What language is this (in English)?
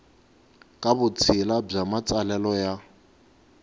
Tsonga